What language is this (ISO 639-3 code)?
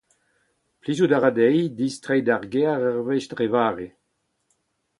bre